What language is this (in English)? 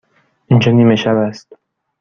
Persian